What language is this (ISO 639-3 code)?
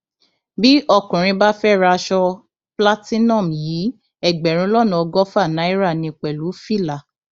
yor